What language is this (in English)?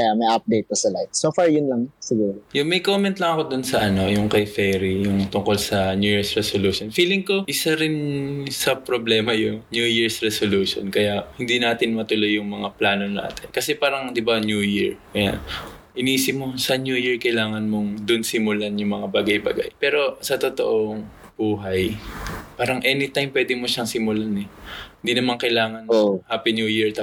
Filipino